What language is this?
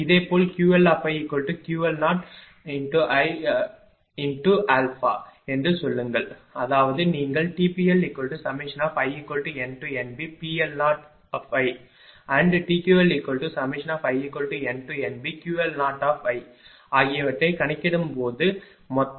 Tamil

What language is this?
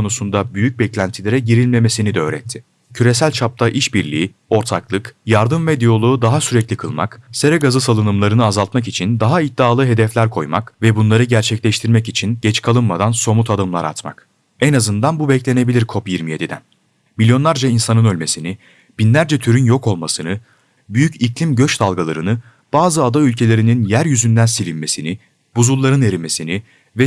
Turkish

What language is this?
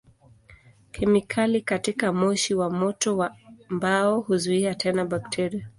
Swahili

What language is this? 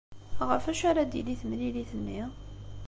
Kabyle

